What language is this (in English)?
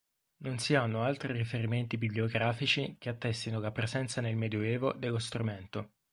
Italian